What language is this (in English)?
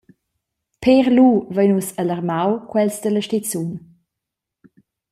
Romansh